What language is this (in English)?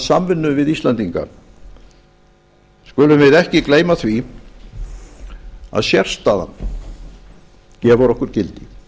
Icelandic